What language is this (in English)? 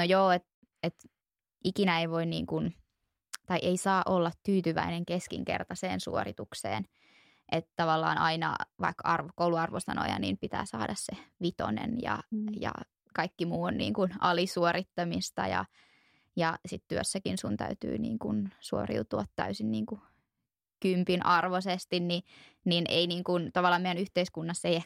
Finnish